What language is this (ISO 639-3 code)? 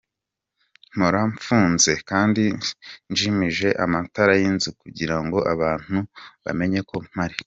kin